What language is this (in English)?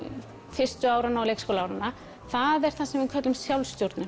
Icelandic